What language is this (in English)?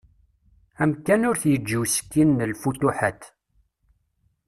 Kabyle